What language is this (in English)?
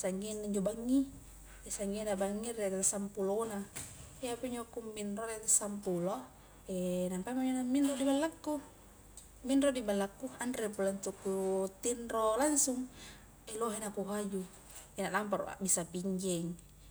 Highland Konjo